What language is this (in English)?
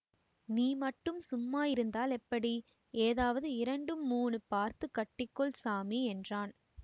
Tamil